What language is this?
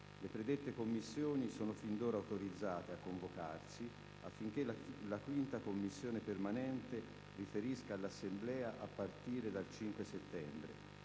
Italian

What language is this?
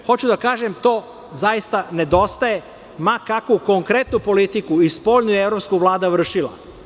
Serbian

